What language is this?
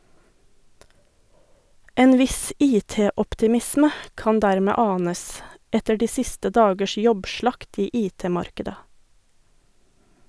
Norwegian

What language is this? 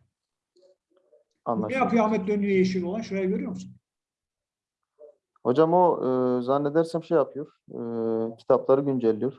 Turkish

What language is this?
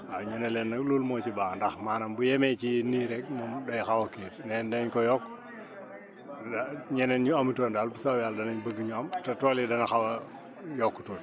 Wolof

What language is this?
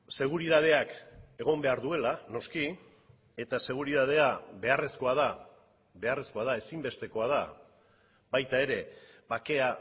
Basque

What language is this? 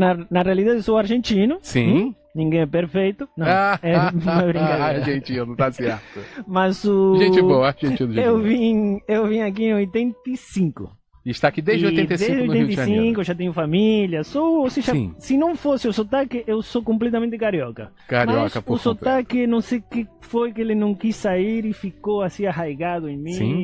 Portuguese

